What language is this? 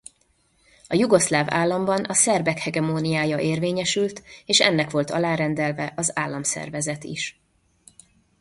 Hungarian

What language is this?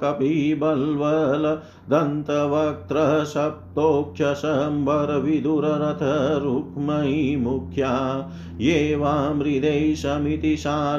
Hindi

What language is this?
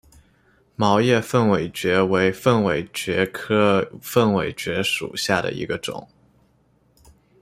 Chinese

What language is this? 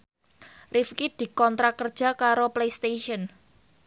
Javanese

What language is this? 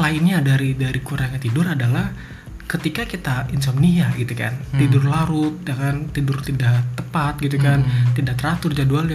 Indonesian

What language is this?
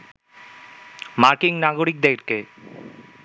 Bangla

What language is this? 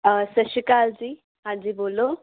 Punjabi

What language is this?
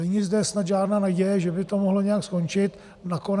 Czech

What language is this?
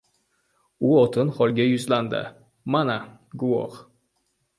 Uzbek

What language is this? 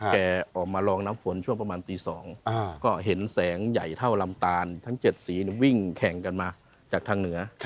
Thai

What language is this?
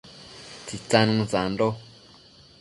Matsés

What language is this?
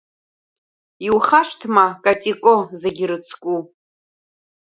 Abkhazian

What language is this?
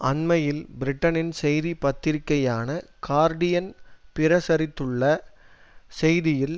Tamil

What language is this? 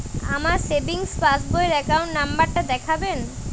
Bangla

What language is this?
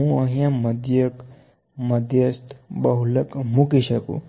Gujarati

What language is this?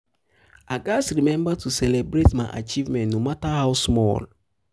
Nigerian Pidgin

